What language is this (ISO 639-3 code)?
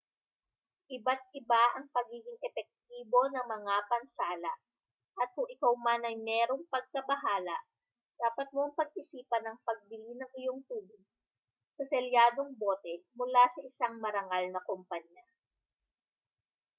fil